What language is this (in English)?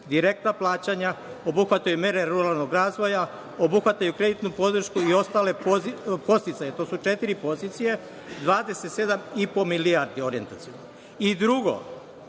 Serbian